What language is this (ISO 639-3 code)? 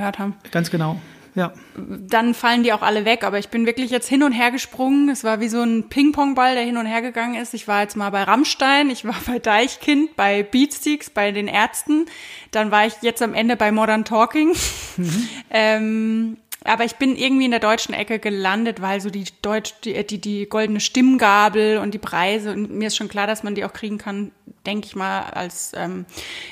deu